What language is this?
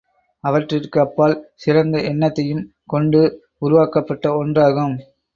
Tamil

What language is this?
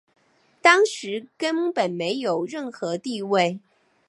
Chinese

